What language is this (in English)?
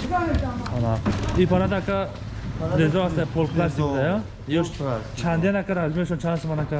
Turkish